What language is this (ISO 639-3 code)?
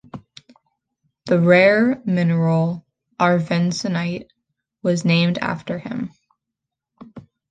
eng